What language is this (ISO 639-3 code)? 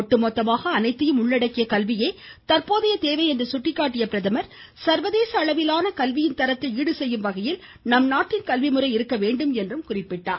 tam